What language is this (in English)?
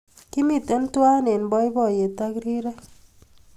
Kalenjin